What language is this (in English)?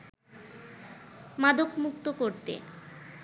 Bangla